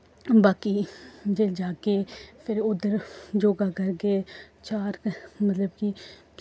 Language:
Dogri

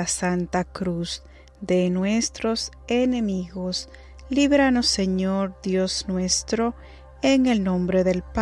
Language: Spanish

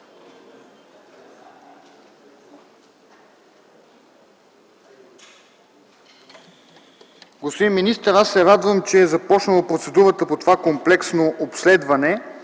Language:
Bulgarian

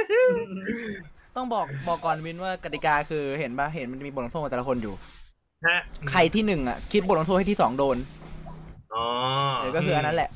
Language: Thai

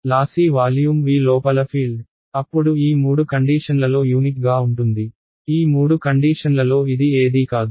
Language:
Telugu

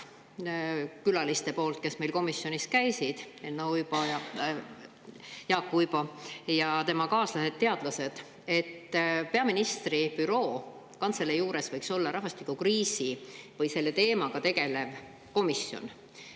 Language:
Estonian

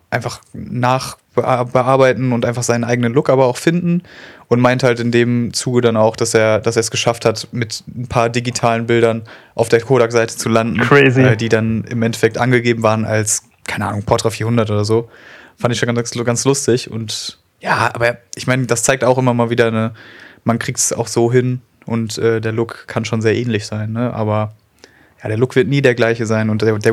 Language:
German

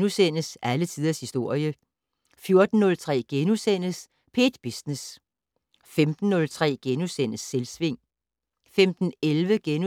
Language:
Danish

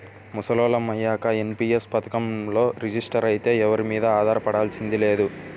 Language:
Telugu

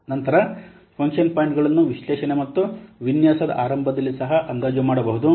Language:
Kannada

